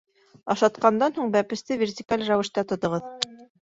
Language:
Bashkir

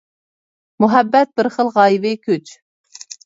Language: Uyghur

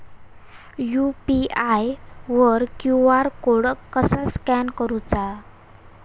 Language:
Marathi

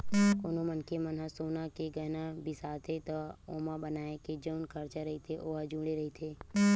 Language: Chhattisgarhi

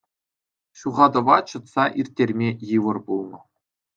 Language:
Chuvash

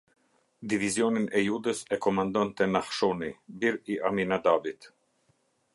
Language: Albanian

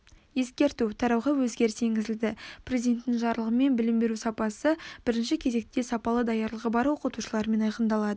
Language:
Kazakh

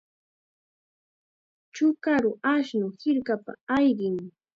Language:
Chiquián Ancash Quechua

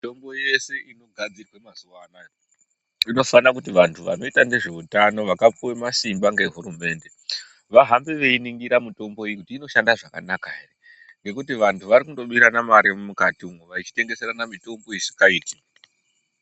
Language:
Ndau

